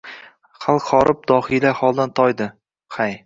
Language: Uzbek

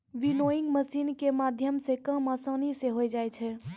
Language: Maithili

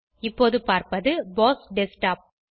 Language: Tamil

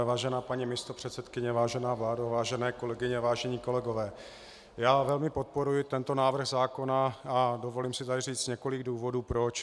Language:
Czech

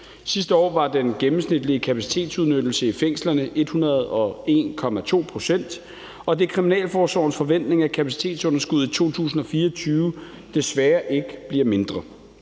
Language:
Danish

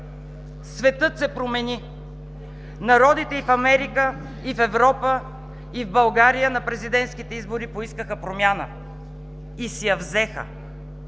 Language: Bulgarian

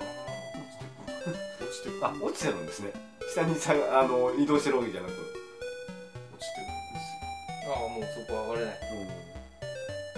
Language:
Japanese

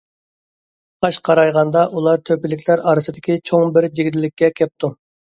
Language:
Uyghur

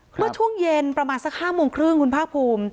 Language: Thai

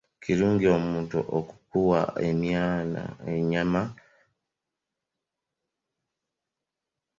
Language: Ganda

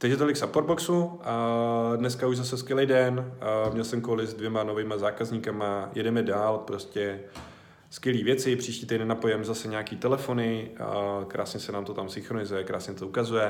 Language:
Czech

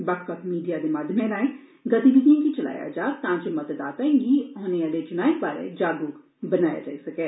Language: Dogri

